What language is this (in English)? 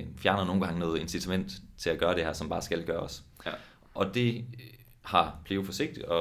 Danish